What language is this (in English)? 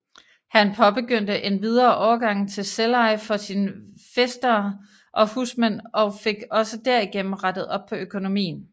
Danish